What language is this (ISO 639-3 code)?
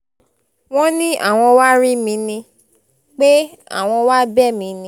yor